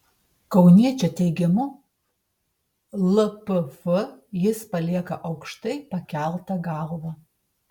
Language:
Lithuanian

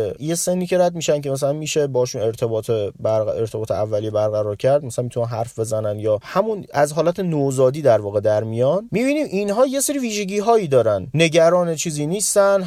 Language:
Persian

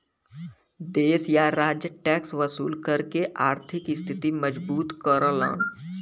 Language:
Bhojpuri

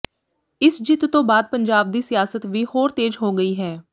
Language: Punjabi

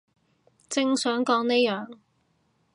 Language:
Cantonese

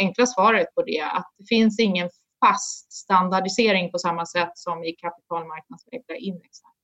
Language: Swedish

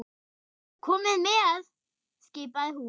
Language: Icelandic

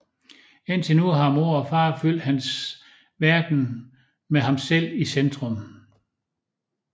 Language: Danish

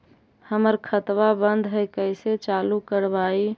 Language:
Magahi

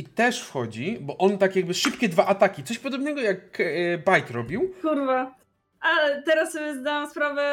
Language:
Polish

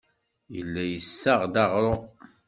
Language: Kabyle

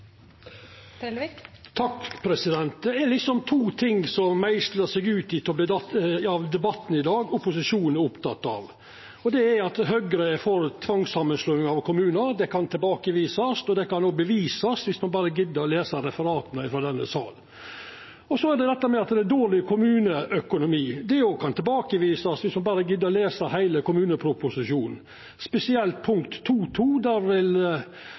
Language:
Norwegian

